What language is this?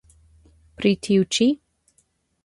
Esperanto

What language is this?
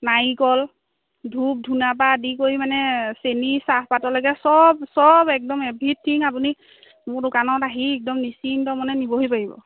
Assamese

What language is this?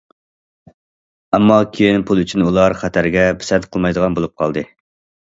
Uyghur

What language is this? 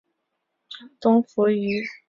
Chinese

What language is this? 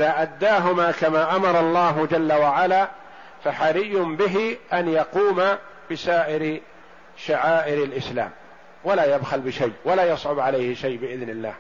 Arabic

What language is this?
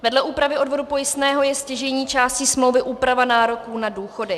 Czech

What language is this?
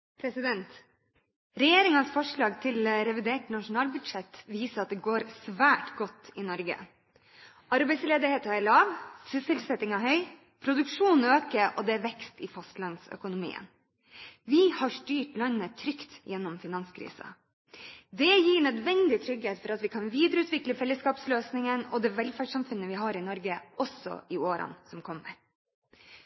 Norwegian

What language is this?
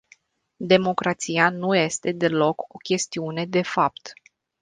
Romanian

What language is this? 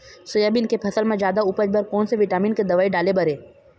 Chhattisgarhi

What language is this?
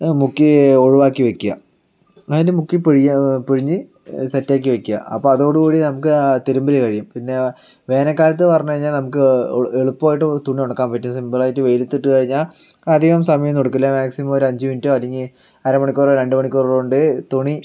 Malayalam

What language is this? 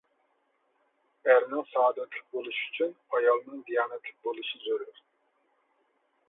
Uyghur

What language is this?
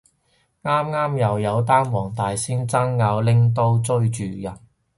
Cantonese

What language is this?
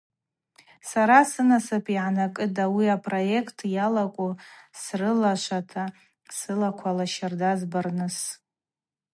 Abaza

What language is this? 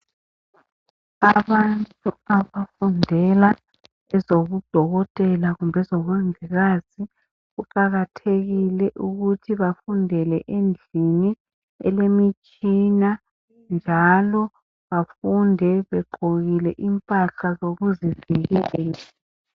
North Ndebele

